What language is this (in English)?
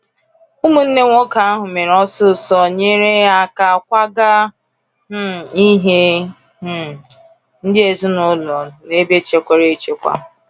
Igbo